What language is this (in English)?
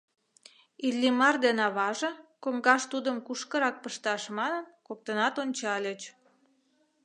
Mari